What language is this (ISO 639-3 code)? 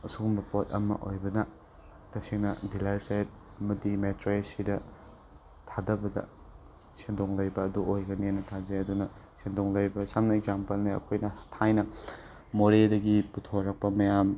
mni